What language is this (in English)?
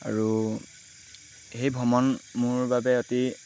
Assamese